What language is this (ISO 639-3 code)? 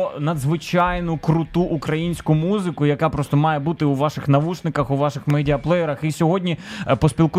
ukr